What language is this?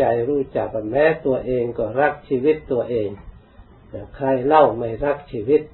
Thai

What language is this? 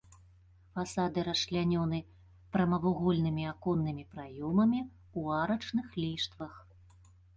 Belarusian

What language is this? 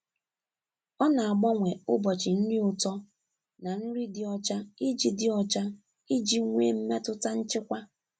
Igbo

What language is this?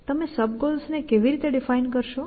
Gujarati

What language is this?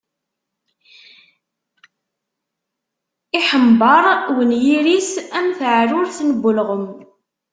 Kabyle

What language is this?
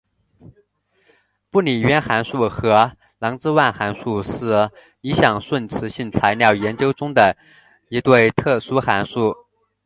Chinese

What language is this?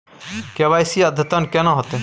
Maithili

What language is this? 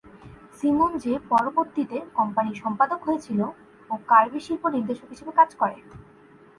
Bangla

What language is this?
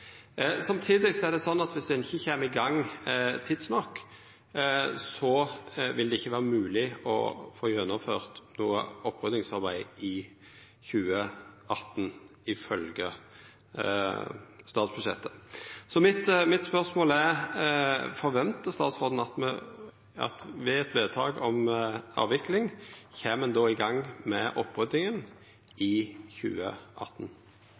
Norwegian Nynorsk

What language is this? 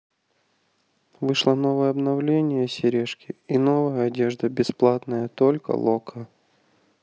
Russian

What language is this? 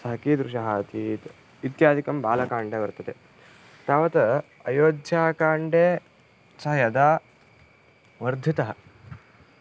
Sanskrit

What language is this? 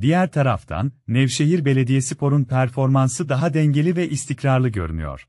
Turkish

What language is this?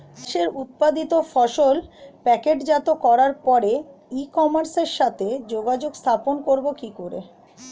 Bangla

